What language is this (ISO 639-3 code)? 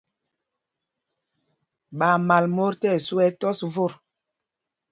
mgg